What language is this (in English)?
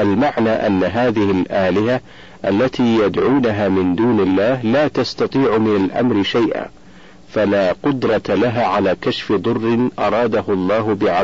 Arabic